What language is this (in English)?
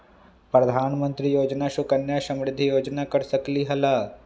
Magahi